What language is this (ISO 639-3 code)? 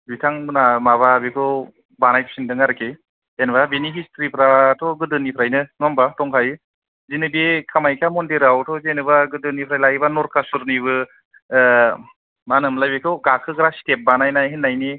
brx